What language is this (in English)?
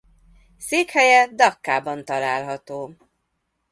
Hungarian